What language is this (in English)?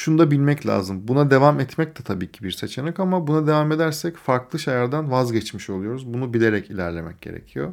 Turkish